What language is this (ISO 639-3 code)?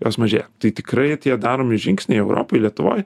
lit